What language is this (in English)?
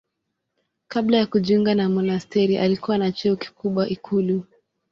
Swahili